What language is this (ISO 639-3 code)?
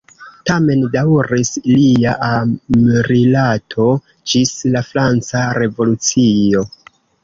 epo